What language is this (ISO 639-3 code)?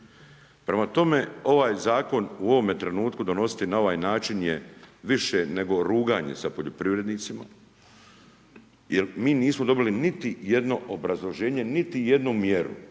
hrv